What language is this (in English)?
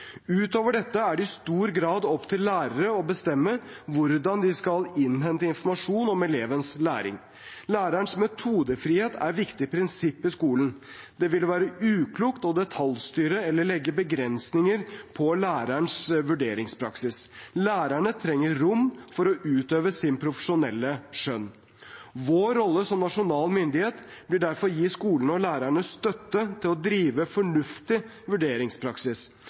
Norwegian Bokmål